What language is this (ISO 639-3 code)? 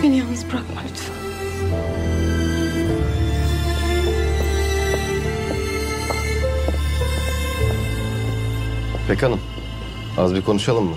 tur